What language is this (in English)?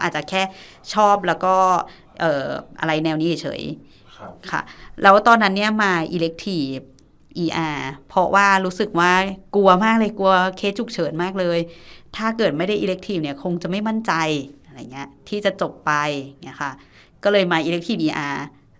Thai